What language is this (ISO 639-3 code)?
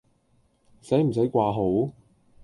yue